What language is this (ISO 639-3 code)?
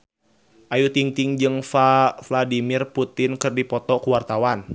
sun